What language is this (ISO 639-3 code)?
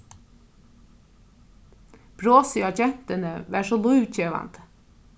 fao